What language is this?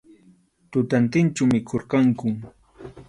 Arequipa-La Unión Quechua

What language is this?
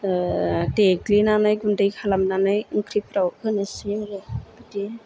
Bodo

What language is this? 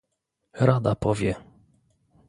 Polish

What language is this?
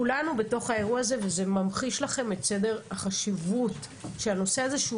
Hebrew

